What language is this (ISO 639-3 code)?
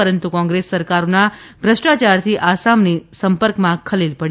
guj